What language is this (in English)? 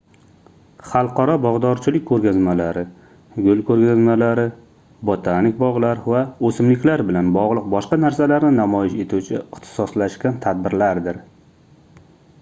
Uzbek